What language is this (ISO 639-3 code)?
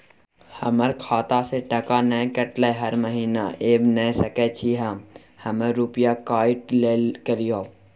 mai